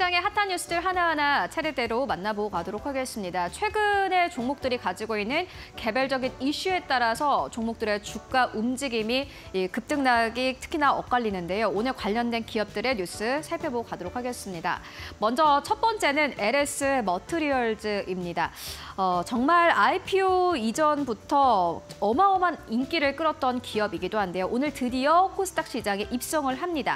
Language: Korean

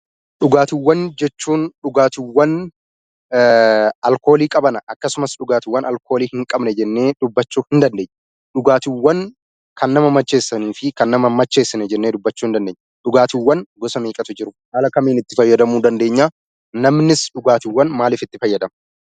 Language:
Oromo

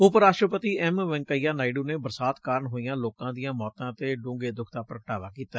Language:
Punjabi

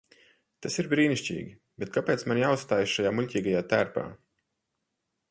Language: Latvian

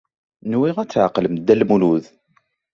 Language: Kabyle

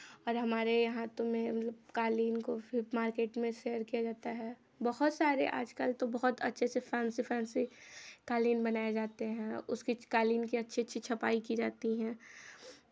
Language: Hindi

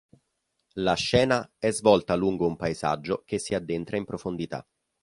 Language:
Italian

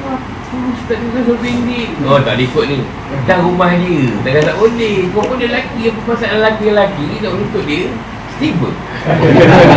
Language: Malay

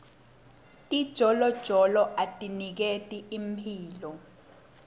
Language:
Swati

